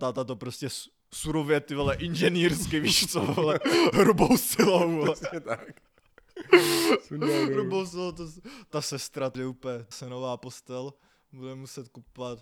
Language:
Czech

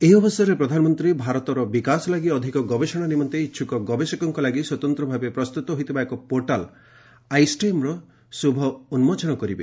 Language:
Odia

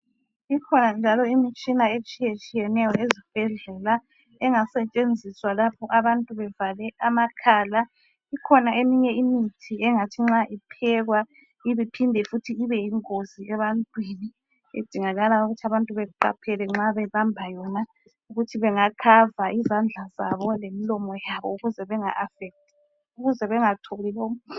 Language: North Ndebele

